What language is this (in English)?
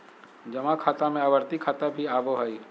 Magahi